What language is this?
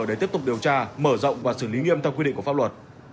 Vietnamese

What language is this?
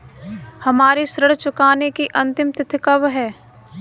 Hindi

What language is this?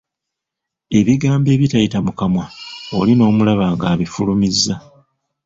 Ganda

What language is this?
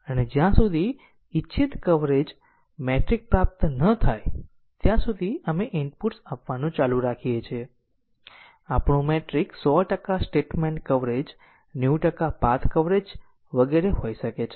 Gujarati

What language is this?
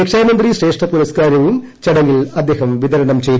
Malayalam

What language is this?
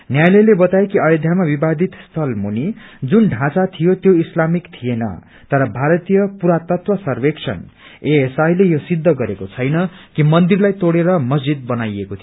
Nepali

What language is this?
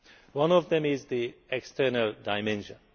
English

